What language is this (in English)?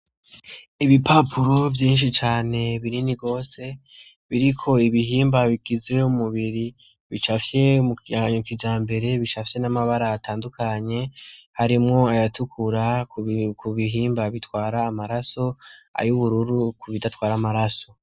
Rundi